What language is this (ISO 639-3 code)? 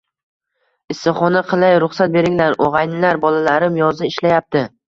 uzb